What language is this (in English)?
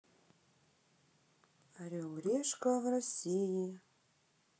Russian